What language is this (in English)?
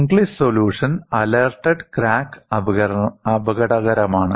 Malayalam